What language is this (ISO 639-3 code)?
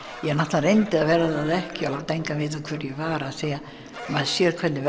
isl